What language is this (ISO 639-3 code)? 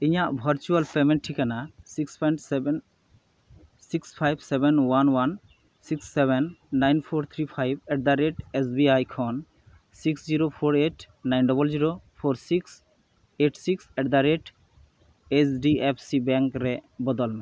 sat